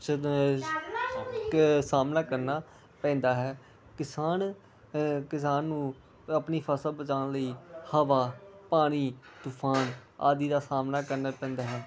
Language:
Punjabi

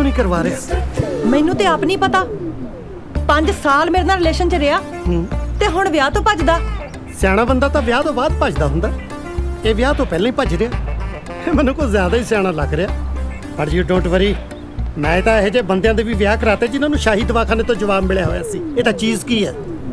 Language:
Punjabi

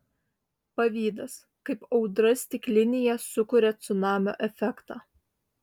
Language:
Lithuanian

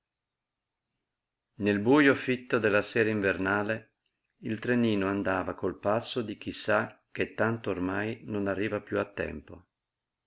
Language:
Italian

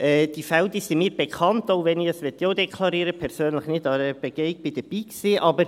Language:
Swiss German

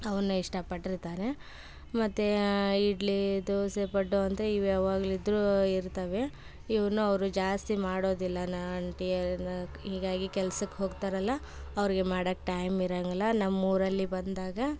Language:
Kannada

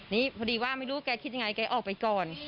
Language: Thai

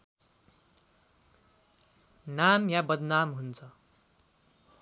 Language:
Nepali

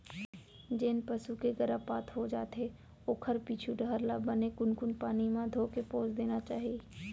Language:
Chhattisgarhi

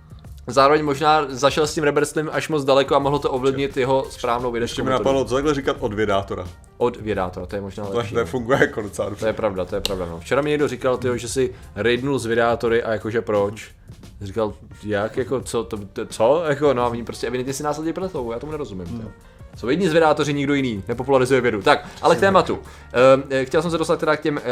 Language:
Czech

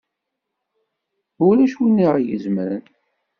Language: Kabyle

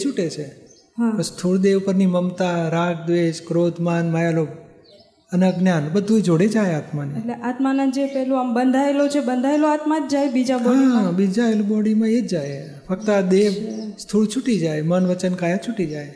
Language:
Gujarati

